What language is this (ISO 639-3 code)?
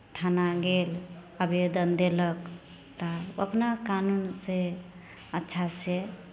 mai